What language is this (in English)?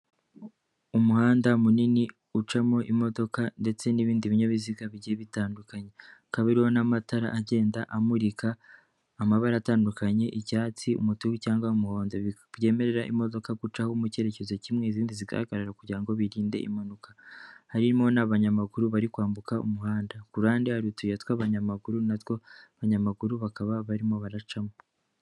Kinyarwanda